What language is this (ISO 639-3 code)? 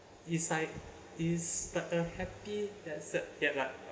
eng